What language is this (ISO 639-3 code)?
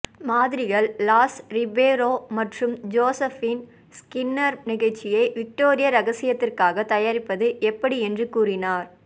tam